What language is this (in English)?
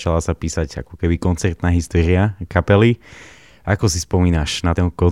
Slovak